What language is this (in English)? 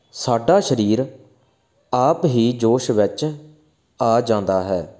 Punjabi